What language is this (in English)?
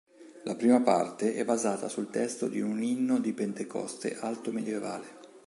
Italian